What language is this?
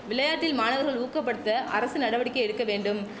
Tamil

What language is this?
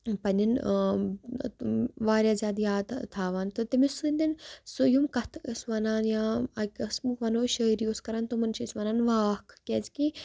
Kashmiri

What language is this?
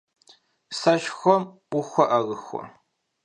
Kabardian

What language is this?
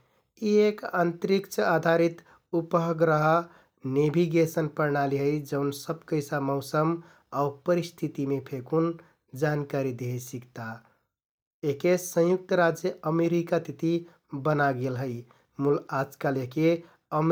Kathoriya Tharu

